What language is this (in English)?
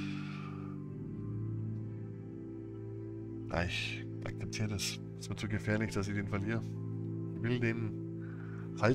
German